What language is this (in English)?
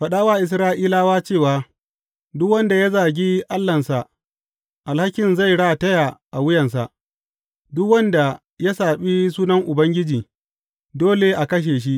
Hausa